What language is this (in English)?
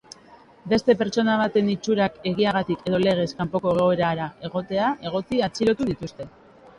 Basque